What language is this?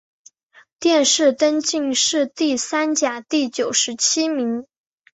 Chinese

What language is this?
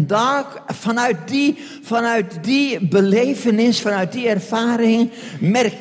Dutch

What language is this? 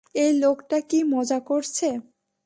Bangla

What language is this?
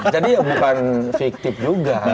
Indonesian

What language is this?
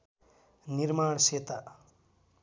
Nepali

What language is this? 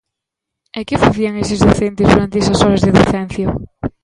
Galician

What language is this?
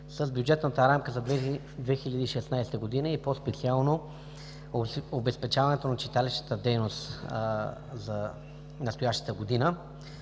Bulgarian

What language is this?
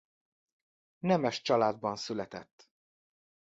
Hungarian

